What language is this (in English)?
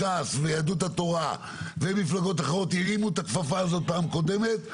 Hebrew